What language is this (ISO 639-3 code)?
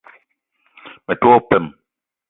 eto